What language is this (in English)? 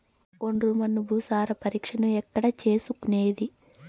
Telugu